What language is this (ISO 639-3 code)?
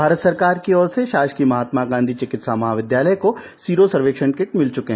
hin